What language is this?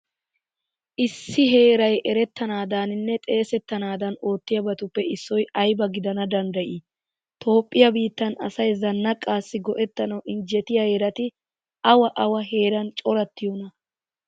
Wolaytta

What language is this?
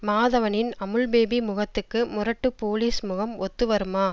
Tamil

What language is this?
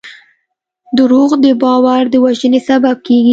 Pashto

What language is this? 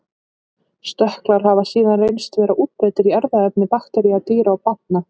Icelandic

